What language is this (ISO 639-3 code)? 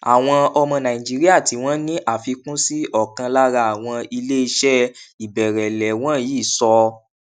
yor